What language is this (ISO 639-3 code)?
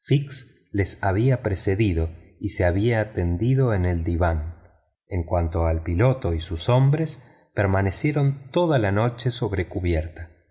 spa